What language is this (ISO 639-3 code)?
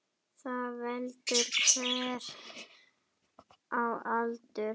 isl